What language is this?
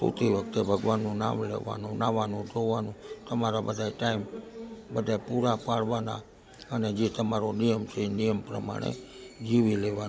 Gujarati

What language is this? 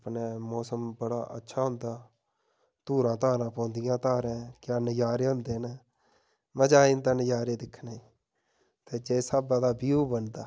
Dogri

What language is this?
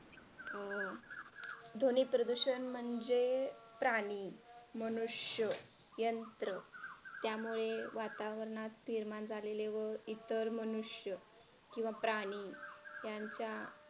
Marathi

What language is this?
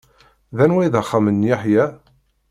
Kabyle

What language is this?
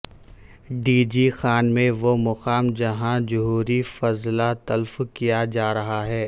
Urdu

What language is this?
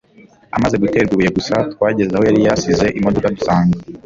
Kinyarwanda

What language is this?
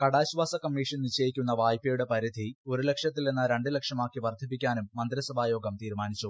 Malayalam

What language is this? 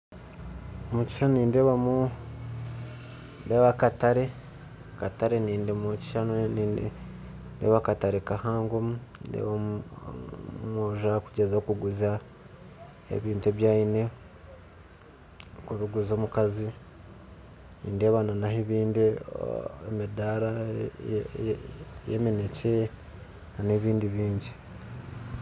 Nyankole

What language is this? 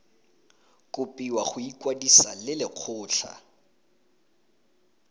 Tswana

